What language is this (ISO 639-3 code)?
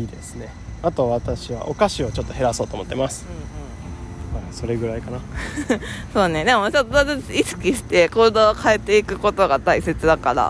jpn